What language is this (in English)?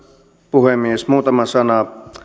Finnish